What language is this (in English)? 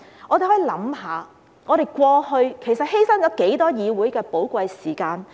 Cantonese